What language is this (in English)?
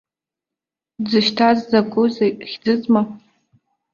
Abkhazian